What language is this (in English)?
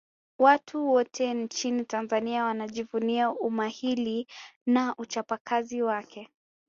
Swahili